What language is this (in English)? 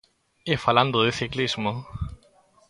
Galician